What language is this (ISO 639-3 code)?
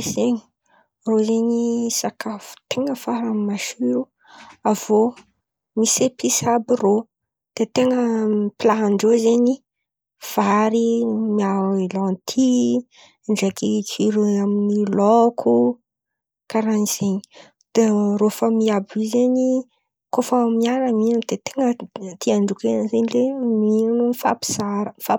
xmv